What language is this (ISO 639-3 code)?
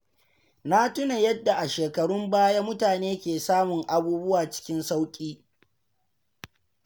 hau